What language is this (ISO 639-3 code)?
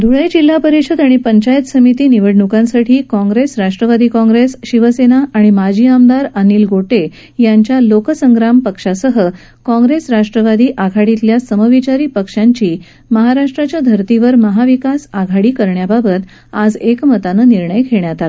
mar